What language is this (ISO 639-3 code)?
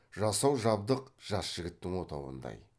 kaz